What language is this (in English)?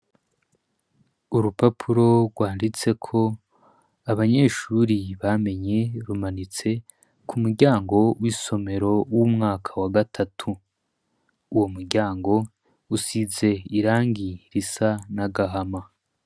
Rundi